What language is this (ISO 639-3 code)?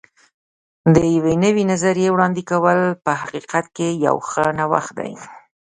pus